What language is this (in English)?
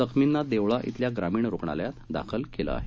Marathi